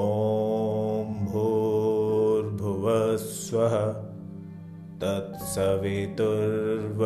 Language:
Hindi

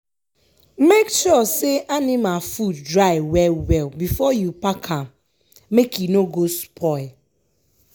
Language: Nigerian Pidgin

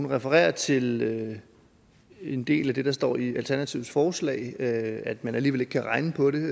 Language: Danish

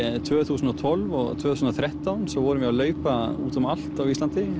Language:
Icelandic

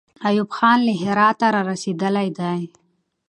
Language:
Pashto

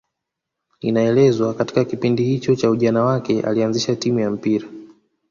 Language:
Swahili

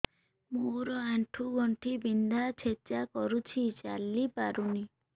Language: Odia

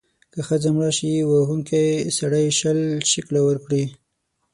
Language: Pashto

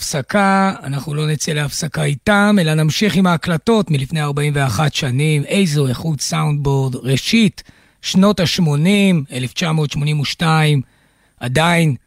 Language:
Hebrew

